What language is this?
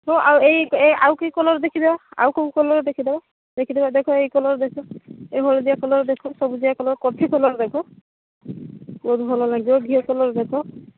Odia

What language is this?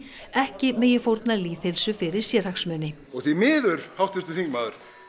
Icelandic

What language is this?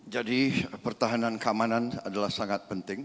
Indonesian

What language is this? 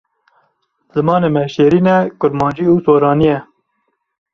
Kurdish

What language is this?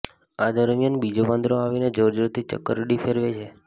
Gujarati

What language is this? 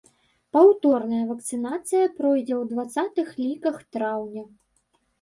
Belarusian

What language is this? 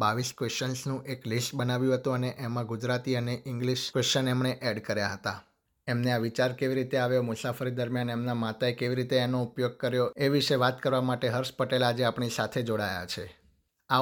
Gujarati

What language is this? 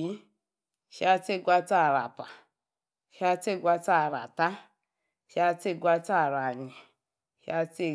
Yace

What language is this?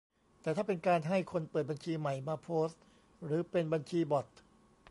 Thai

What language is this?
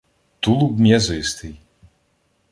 Ukrainian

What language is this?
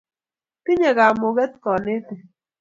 Kalenjin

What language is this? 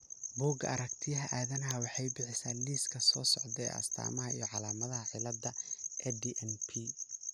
Somali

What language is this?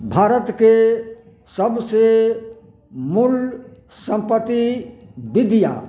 Maithili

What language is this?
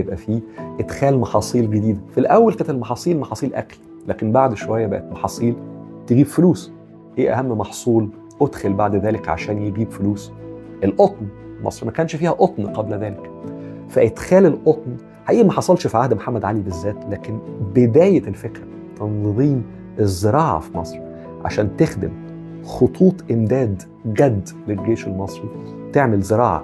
Arabic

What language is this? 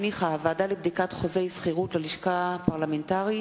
Hebrew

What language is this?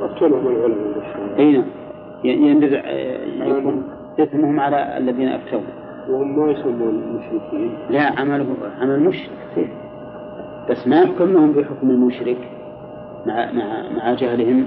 Arabic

